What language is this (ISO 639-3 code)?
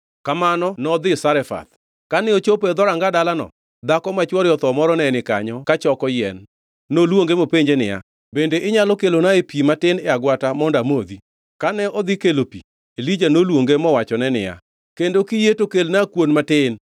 luo